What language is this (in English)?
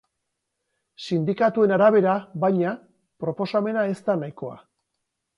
Basque